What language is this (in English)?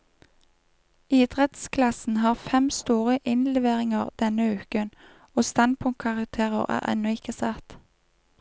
Norwegian